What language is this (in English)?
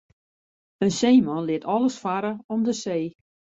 Western Frisian